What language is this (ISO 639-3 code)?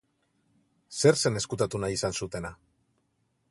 eus